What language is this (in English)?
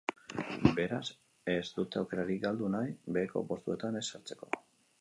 Basque